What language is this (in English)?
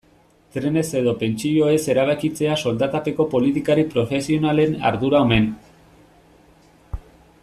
Basque